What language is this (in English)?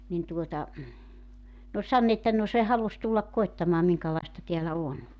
Finnish